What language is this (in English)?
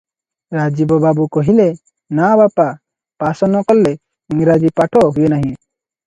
Odia